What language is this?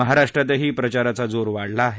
Marathi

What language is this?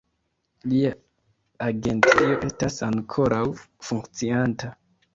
Esperanto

